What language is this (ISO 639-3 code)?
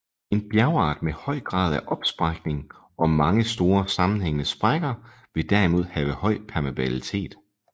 dan